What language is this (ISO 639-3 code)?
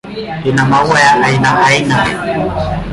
swa